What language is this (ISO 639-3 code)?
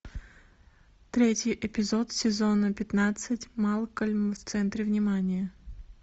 rus